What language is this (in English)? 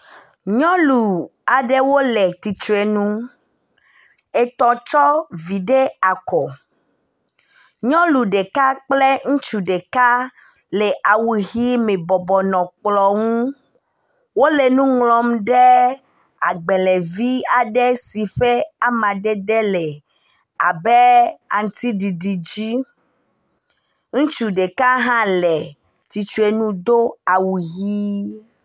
Ewe